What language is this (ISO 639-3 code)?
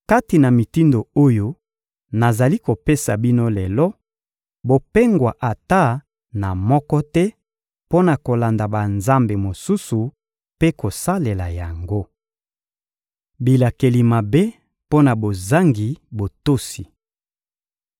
lin